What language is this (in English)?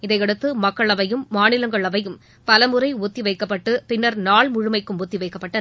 Tamil